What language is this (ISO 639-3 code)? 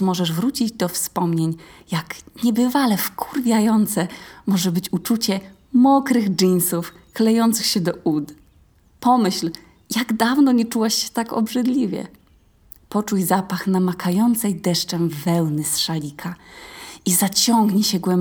pol